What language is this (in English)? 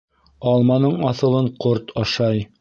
Bashkir